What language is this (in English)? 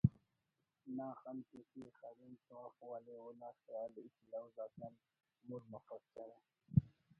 Brahui